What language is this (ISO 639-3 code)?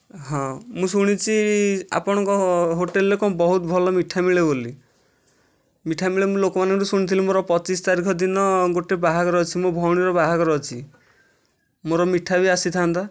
ori